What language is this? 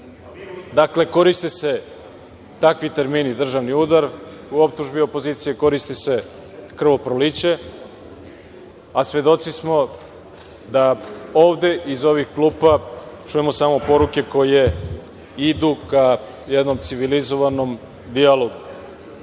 Serbian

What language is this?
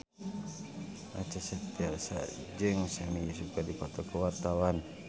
Sundanese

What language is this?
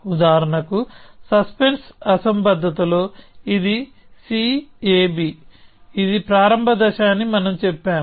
Telugu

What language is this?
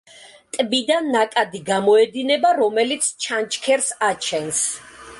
Georgian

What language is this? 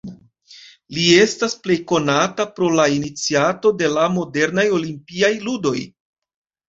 Esperanto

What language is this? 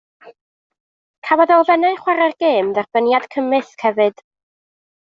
Welsh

